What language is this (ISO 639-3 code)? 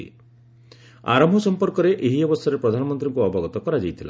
ori